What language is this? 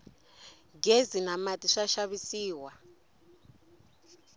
Tsonga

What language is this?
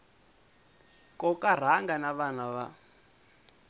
Tsonga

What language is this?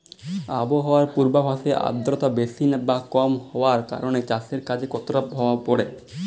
Bangla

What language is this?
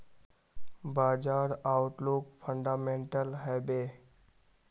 Magahi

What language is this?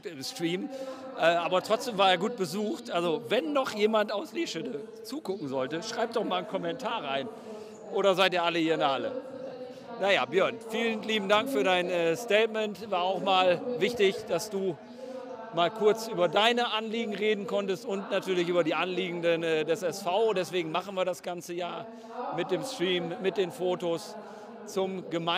German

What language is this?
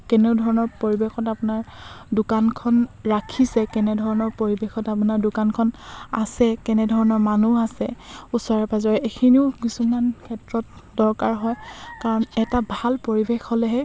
Assamese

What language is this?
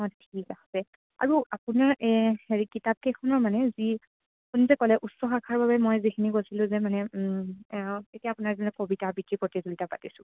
Assamese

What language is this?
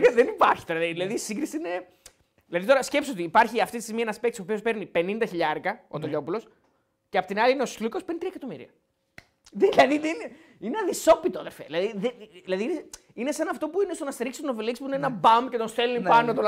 Greek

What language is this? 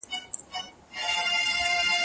Pashto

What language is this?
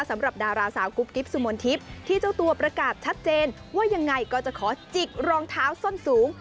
Thai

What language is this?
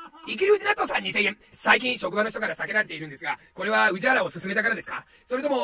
Japanese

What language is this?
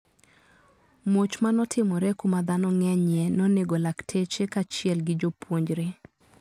Luo (Kenya and Tanzania)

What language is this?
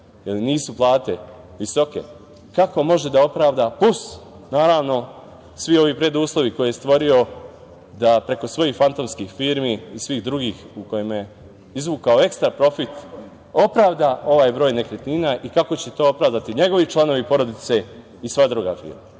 Serbian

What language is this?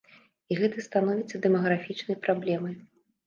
Belarusian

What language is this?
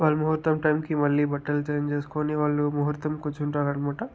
Telugu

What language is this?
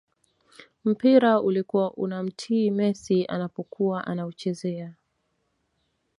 Swahili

